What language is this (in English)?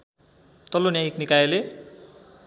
Nepali